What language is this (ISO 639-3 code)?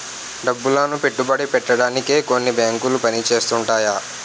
tel